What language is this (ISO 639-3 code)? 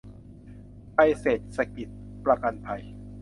tha